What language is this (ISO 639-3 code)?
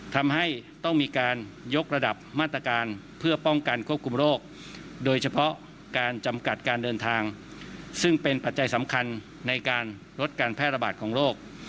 tha